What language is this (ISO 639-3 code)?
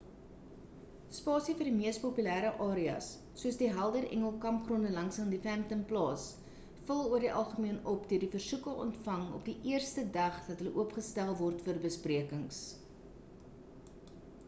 afr